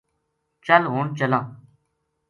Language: Gujari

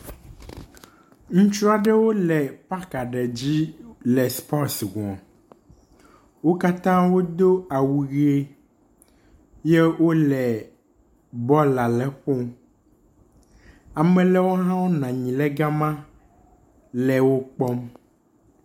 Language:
Ewe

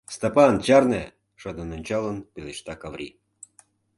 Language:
Mari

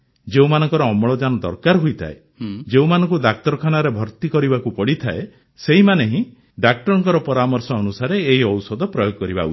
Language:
Odia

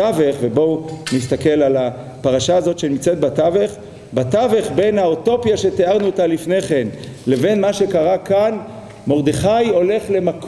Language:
Hebrew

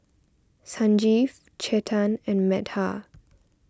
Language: English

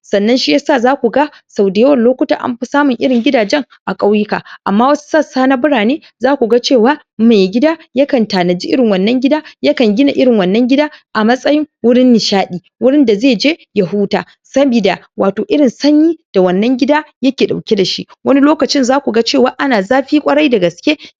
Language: Hausa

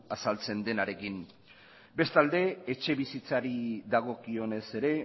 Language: Basque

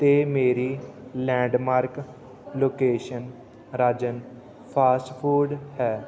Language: Punjabi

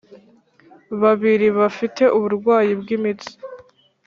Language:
Kinyarwanda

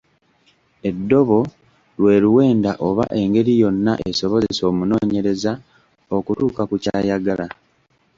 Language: Ganda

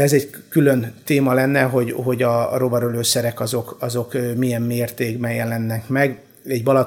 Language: Hungarian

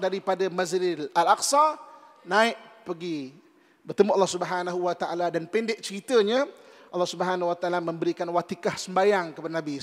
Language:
Malay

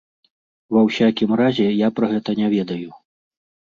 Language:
Belarusian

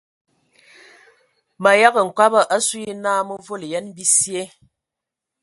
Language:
Ewondo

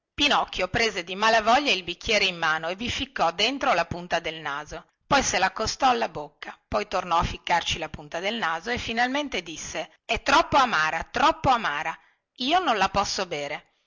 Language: Italian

